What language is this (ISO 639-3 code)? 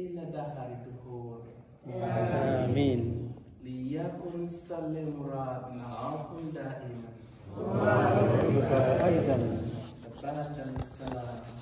ara